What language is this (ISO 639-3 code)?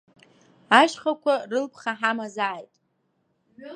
abk